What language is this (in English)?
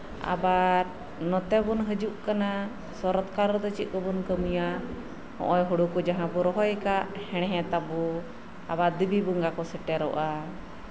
Santali